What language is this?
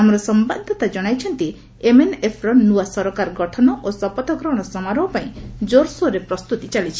Odia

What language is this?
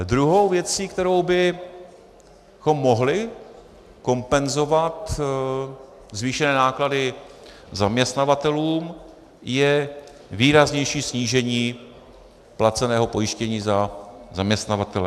Czech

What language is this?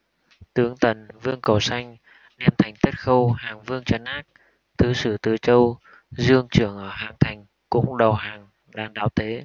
Vietnamese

